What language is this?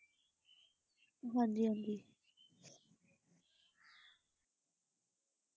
Punjabi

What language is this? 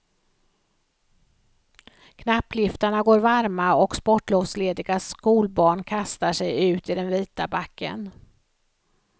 Swedish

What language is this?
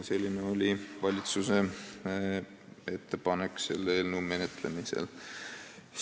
Estonian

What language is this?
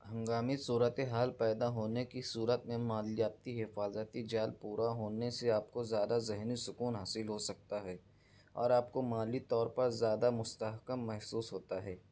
Urdu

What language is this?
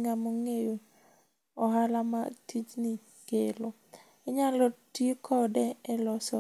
Luo (Kenya and Tanzania)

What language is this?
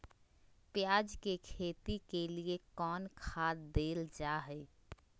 Magahi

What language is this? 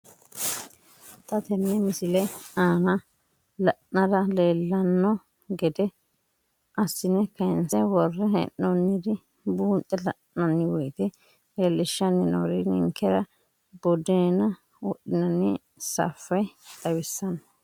Sidamo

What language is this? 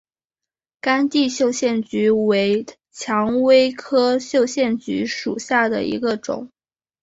Chinese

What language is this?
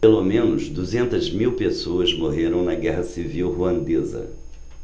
Portuguese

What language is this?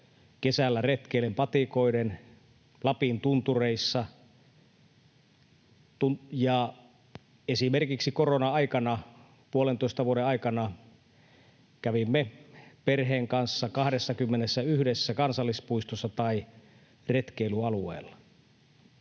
Finnish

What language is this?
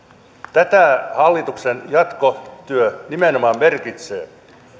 Finnish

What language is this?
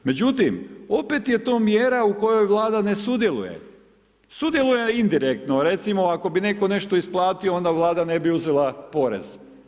Croatian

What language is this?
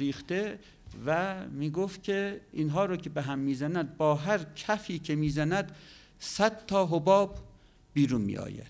Persian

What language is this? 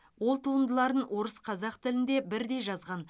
Kazakh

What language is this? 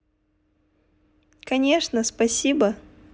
Russian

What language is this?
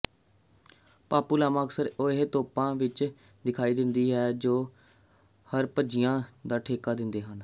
Punjabi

